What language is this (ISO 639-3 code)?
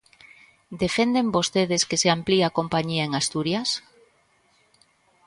glg